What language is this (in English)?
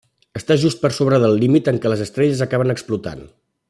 Catalan